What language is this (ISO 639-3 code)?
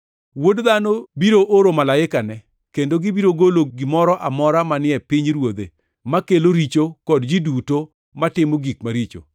luo